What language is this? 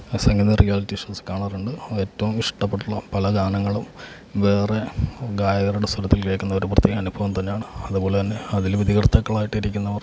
Malayalam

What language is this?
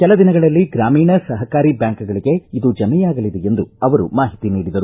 Kannada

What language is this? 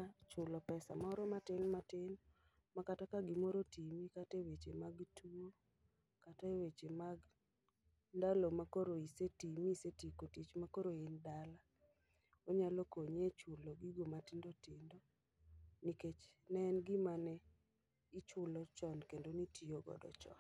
Luo (Kenya and Tanzania)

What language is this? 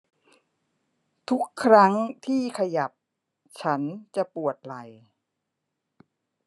Thai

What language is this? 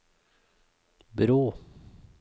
Norwegian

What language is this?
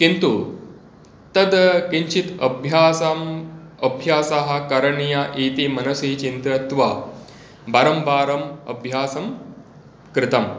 Sanskrit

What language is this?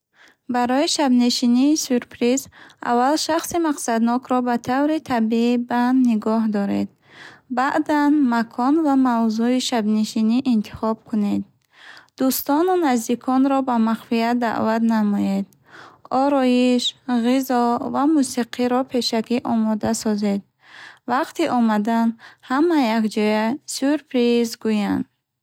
Bukharic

